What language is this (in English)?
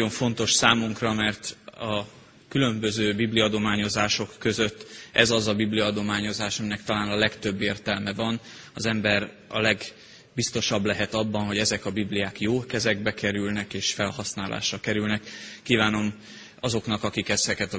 Hungarian